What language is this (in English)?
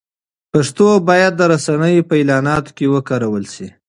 Pashto